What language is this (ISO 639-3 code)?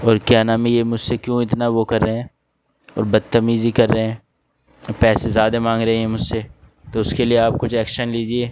urd